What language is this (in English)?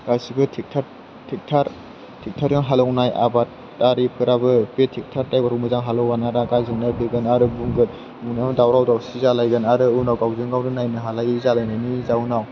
Bodo